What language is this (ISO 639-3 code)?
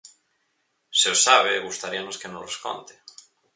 glg